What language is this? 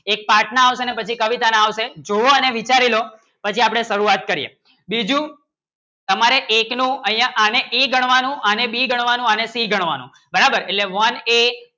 Gujarati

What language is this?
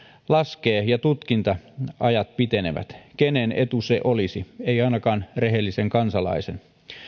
Finnish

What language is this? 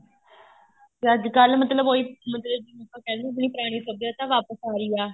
Punjabi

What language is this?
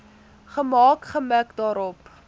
Afrikaans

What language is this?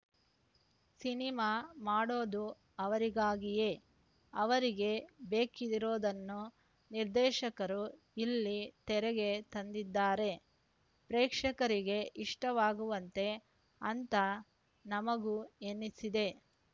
Kannada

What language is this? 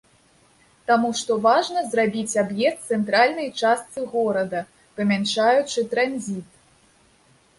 Belarusian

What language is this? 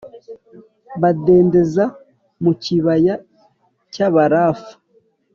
Kinyarwanda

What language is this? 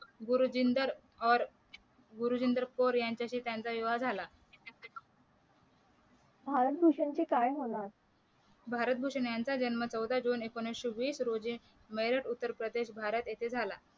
Marathi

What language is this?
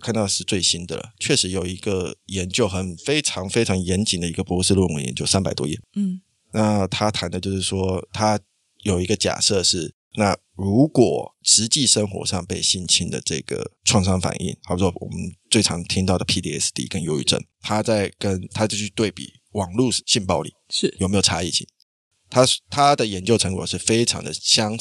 Chinese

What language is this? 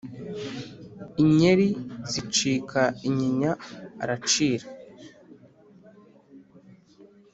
Kinyarwanda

